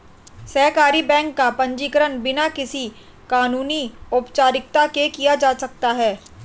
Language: Hindi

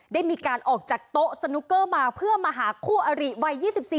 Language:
Thai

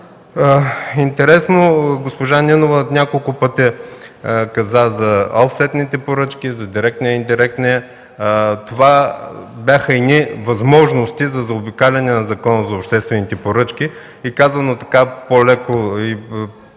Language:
Bulgarian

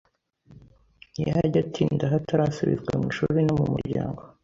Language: Kinyarwanda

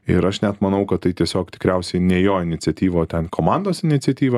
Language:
Lithuanian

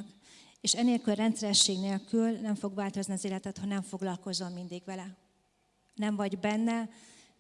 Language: Hungarian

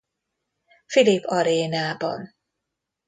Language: Hungarian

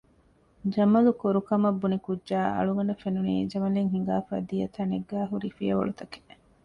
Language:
Divehi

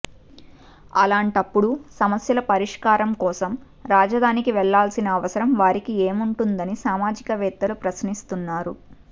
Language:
Telugu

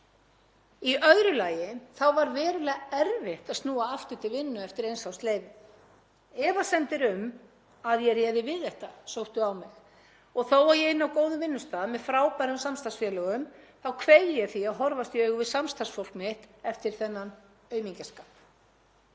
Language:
Icelandic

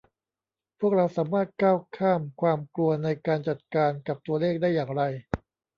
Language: Thai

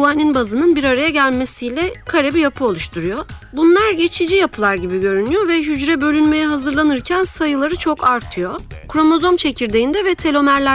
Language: Turkish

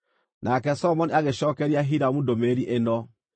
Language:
Kikuyu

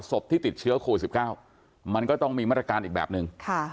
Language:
Thai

